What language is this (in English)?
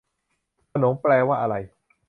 Thai